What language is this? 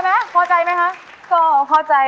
Thai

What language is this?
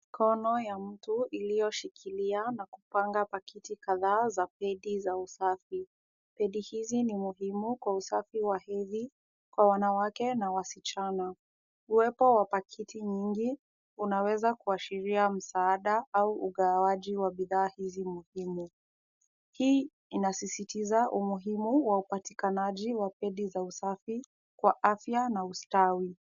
Swahili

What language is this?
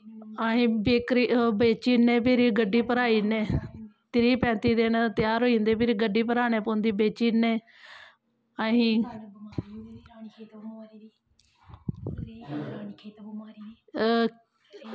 Dogri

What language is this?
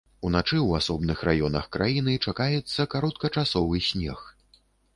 Belarusian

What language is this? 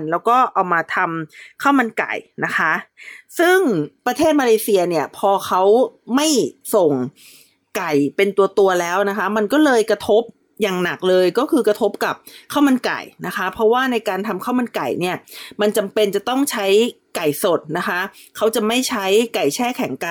Thai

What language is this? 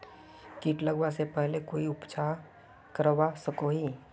Magahi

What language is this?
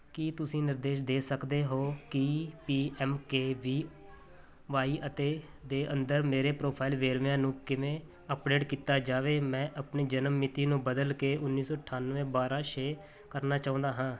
Punjabi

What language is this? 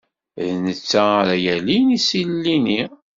Kabyle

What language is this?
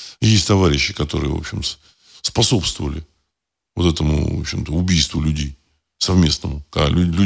Russian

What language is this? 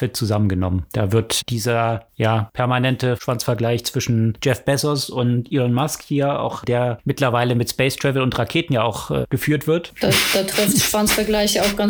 German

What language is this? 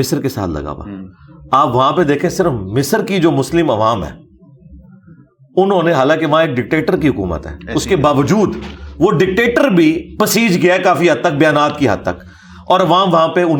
Urdu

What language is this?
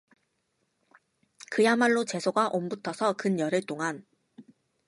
Korean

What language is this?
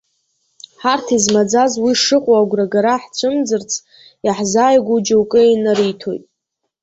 Abkhazian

